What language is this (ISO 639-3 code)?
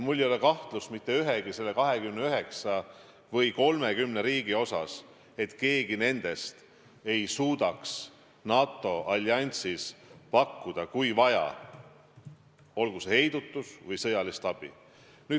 est